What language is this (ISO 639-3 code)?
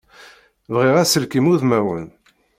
kab